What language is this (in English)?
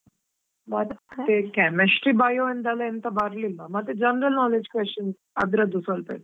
Kannada